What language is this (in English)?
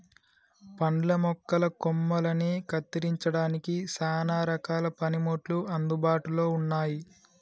Telugu